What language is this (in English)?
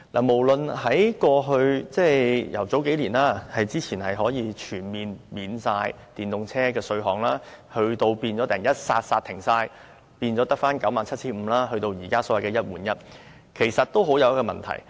Cantonese